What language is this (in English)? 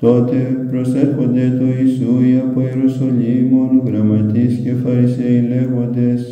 Greek